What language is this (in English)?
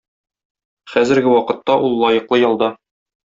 Tatar